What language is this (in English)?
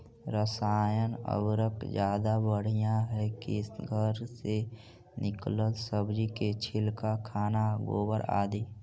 Magahi